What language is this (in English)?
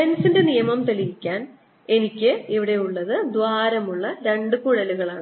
Malayalam